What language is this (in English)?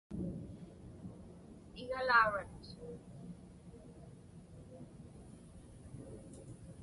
Inupiaq